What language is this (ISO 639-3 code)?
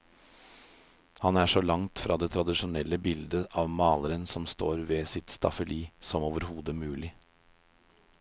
nor